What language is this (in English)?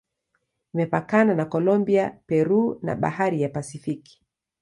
Swahili